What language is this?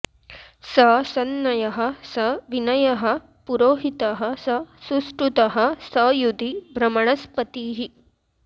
Sanskrit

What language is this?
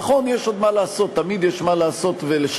Hebrew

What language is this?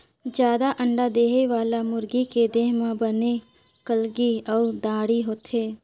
Chhattisgarhi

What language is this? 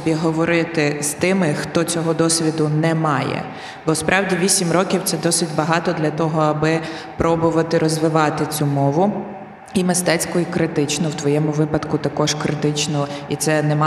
Ukrainian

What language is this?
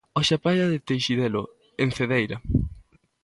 Galician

